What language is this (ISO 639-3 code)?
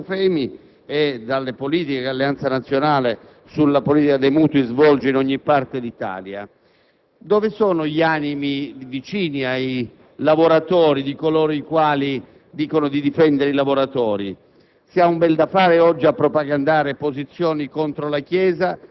ita